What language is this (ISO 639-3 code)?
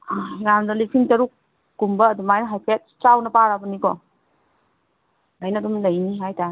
mni